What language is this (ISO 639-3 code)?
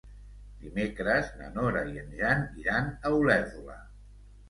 cat